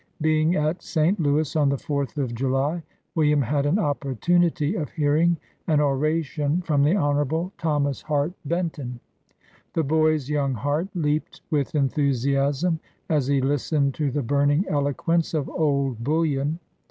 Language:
English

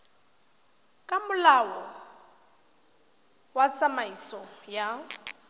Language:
Tswana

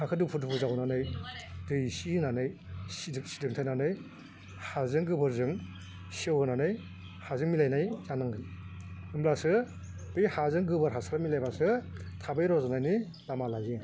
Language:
Bodo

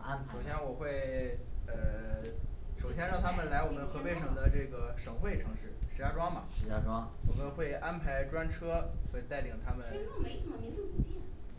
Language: Chinese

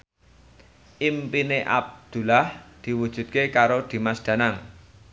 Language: Javanese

